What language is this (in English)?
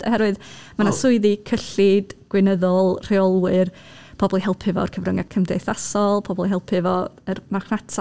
Welsh